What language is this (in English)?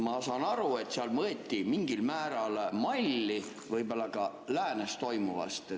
Estonian